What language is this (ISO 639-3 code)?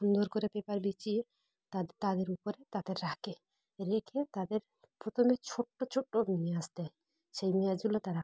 ben